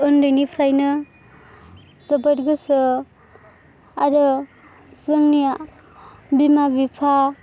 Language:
Bodo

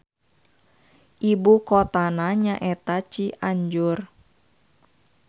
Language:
Sundanese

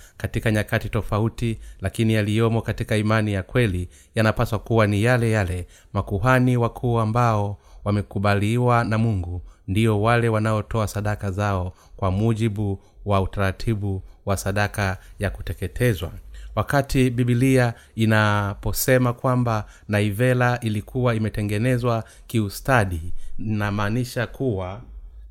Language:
Swahili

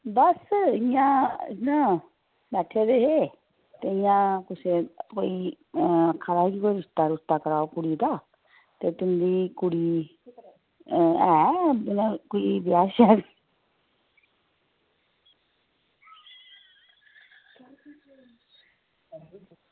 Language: Dogri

